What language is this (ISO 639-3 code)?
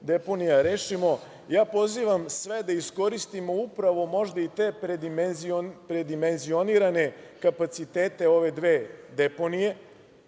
srp